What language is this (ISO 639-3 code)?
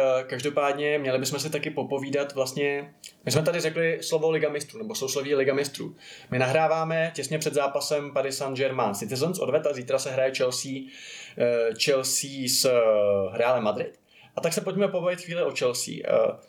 ces